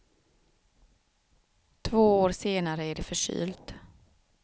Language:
Swedish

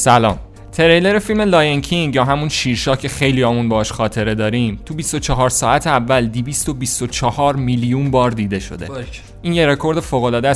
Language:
Persian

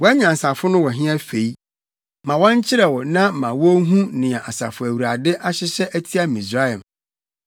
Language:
Akan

